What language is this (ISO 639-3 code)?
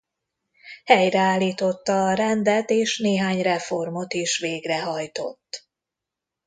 hun